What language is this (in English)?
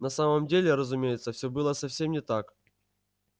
Russian